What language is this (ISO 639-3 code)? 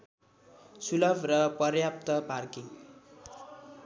nep